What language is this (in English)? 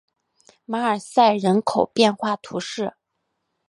Chinese